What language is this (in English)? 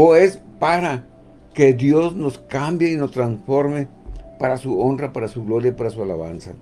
Spanish